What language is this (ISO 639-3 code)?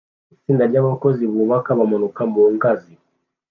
kin